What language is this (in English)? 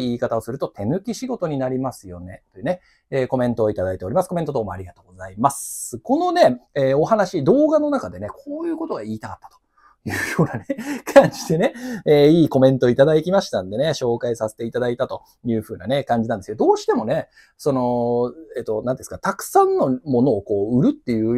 Japanese